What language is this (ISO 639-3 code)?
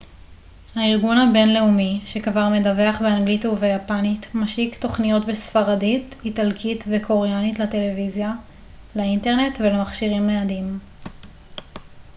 heb